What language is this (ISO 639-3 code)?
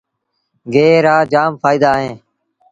sbn